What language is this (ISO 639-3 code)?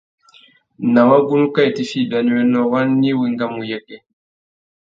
bag